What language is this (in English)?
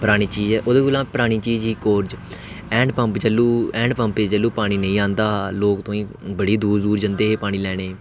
Dogri